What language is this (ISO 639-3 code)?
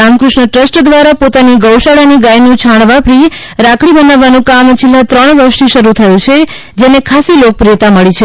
guj